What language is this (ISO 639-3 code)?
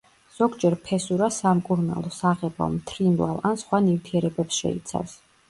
kat